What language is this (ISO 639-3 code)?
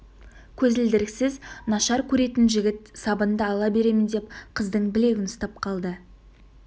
kaz